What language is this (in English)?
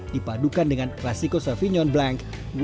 Indonesian